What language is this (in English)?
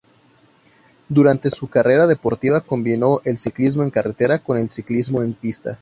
Spanish